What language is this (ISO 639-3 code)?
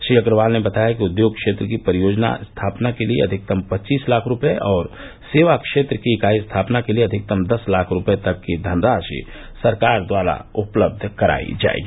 hin